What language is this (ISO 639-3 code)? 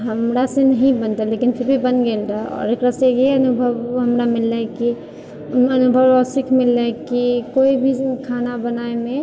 mai